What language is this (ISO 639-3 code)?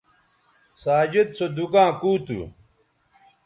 btv